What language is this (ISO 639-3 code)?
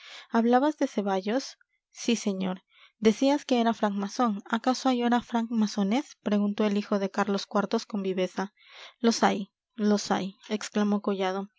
spa